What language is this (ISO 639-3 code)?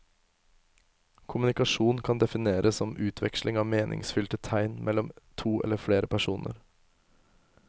nor